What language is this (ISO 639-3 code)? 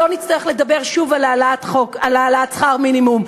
heb